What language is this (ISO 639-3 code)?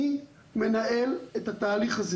heb